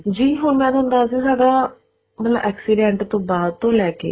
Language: Punjabi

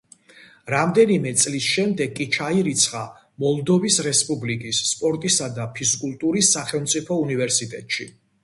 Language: Georgian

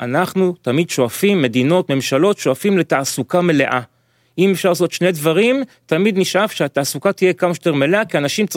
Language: Hebrew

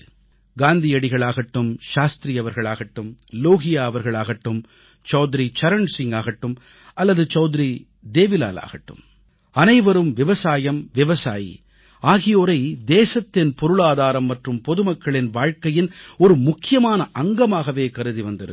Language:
Tamil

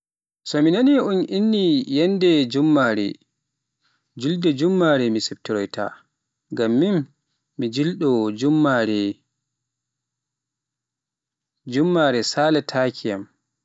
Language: Pular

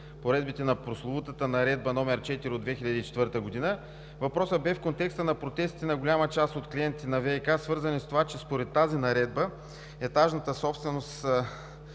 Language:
Bulgarian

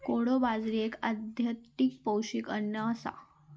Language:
Marathi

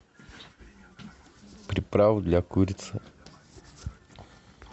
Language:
Russian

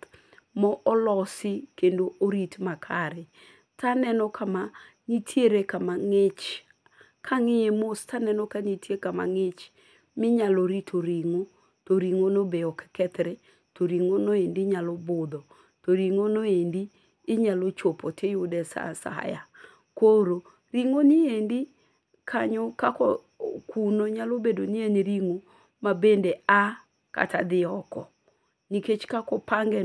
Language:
Luo (Kenya and Tanzania)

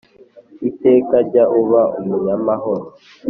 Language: Kinyarwanda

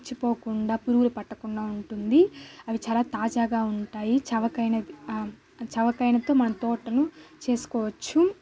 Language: Telugu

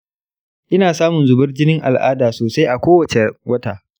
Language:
Hausa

